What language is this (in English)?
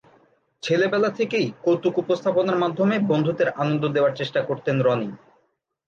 Bangla